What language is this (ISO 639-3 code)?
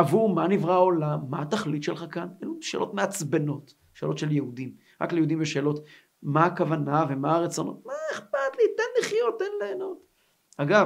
heb